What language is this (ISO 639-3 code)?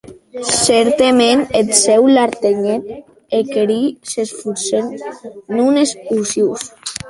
oci